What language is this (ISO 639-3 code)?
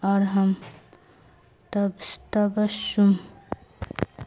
urd